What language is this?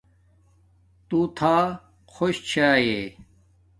Domaaki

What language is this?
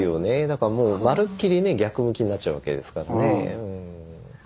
Japanese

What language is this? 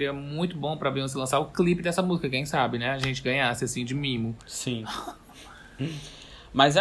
Portuguese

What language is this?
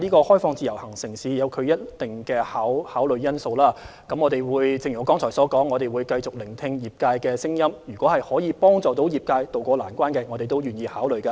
Cantonese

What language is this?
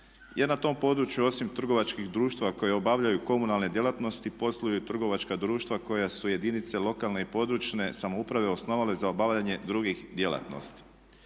Croatian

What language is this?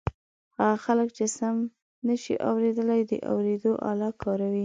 Pashto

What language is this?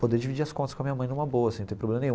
Portuguese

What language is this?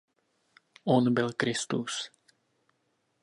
Czech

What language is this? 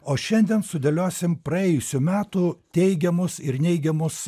Lithuanian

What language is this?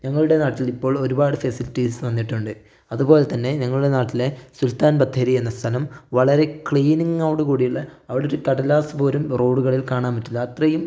Malayalam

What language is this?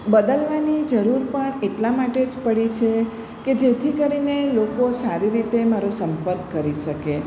Gujarati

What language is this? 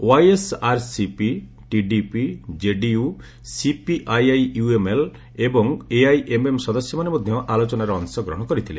Odia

